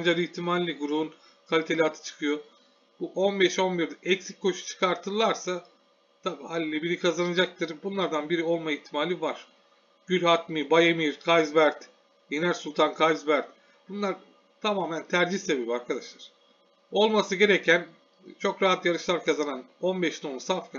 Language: Turkish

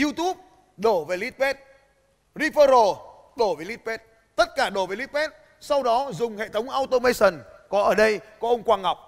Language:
Vietnamese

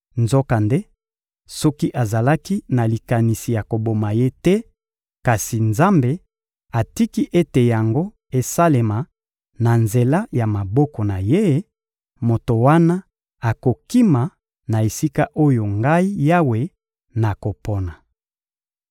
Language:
Lingala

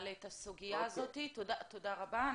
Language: Hebrew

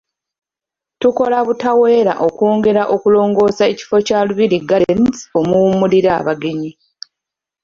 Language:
Ganda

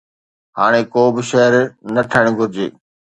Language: Sindhi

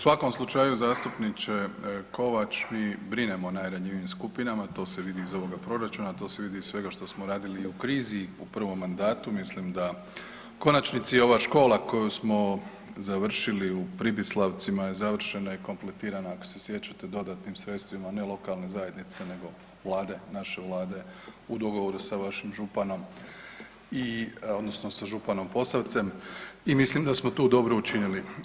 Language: Croatian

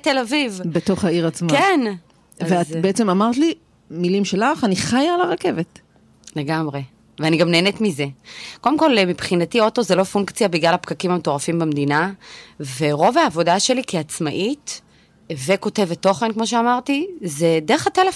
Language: Hebrew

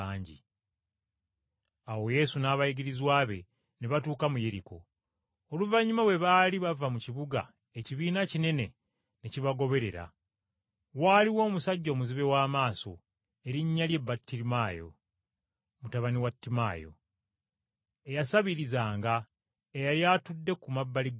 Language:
Ganda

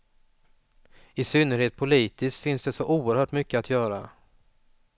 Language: Swedish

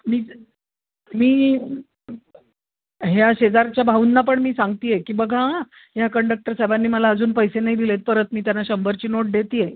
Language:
Marathi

